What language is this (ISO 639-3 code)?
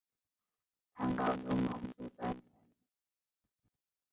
zho